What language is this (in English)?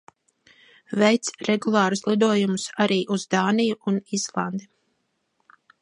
Latvian